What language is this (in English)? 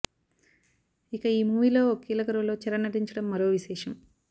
Telugu